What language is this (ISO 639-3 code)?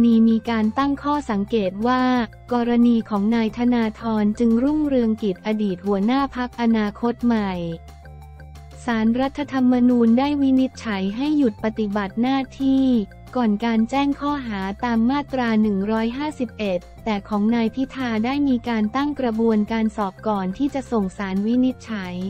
tha